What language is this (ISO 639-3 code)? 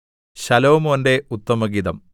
mal